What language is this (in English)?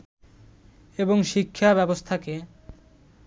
Bangla